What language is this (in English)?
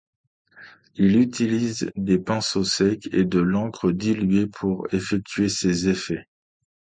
French